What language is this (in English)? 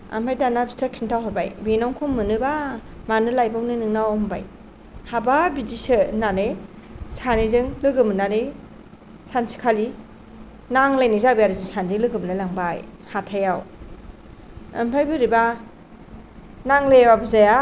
Bodo